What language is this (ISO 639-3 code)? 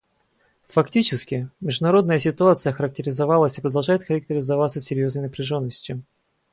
rus